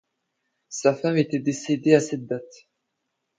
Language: French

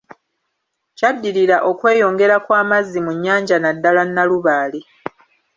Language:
Ganda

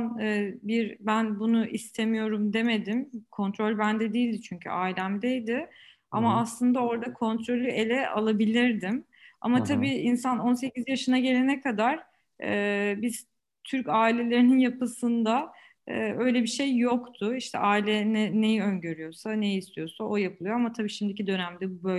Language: Turkish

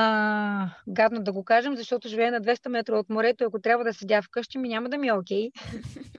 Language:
Bulgarian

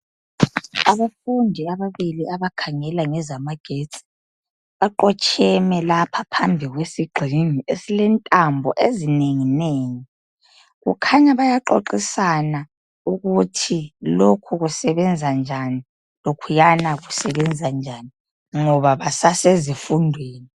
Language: North Ndebele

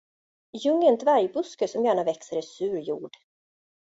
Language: Swedish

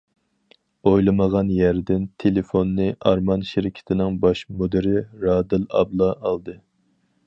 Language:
Uyghur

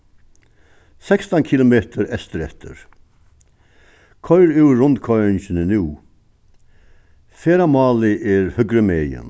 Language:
Faroese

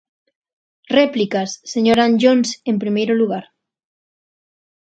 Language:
Galician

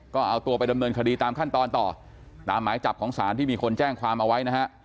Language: Thai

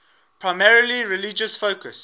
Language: English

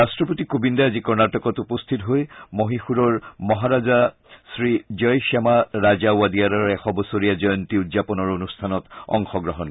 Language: Assamese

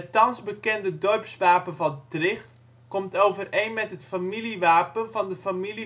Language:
Dutch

